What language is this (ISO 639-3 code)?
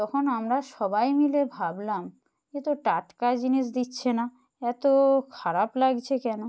ben